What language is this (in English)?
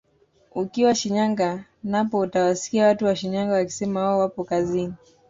Swahili